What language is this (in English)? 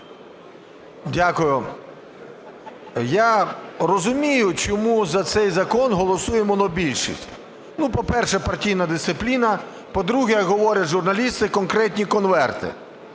Ukrainian